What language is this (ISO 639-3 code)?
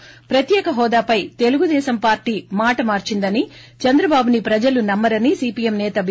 tel